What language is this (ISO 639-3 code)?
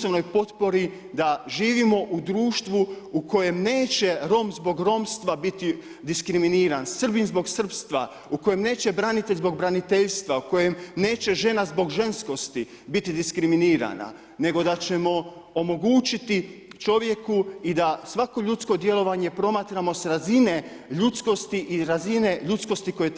hrv